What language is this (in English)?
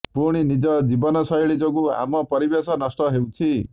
Odia